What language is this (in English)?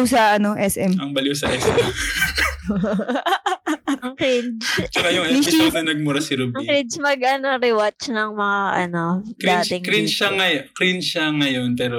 Filipino